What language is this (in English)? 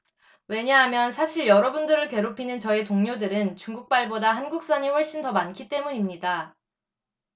Korean